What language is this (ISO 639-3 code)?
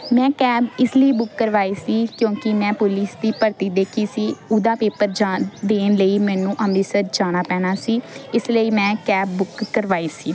pan